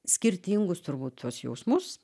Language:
Lithuanian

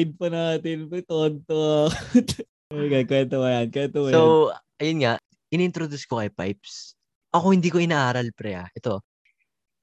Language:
Filipino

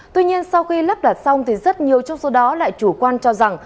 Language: Vietnamese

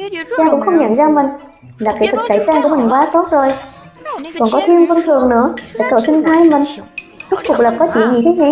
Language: Vietnamese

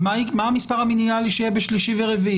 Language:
Hebrew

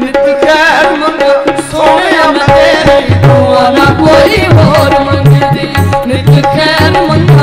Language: Hindi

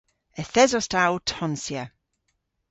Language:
Cornish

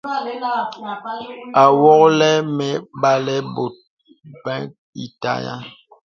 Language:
Bebele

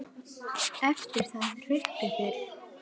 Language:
Icelandic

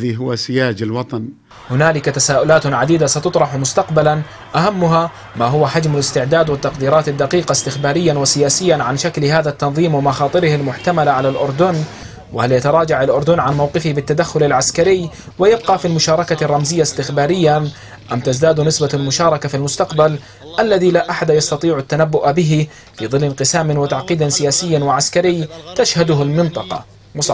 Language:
Arabic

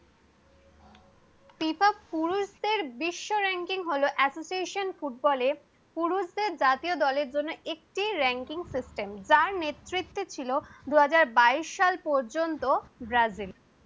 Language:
Bangla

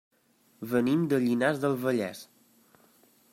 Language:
Catalan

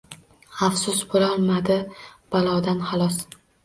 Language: Uzbek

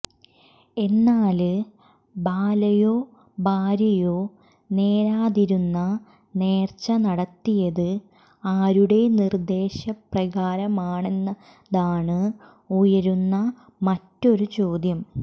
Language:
Malayalam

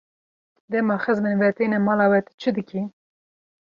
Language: Kurdish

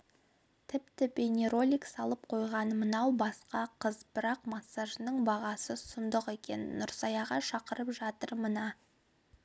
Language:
Kazakh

